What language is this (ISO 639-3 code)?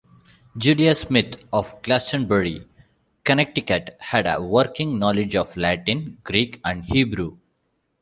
eng